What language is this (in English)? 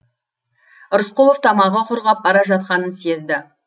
Kazakh